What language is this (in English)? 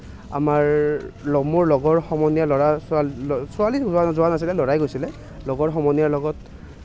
Assamese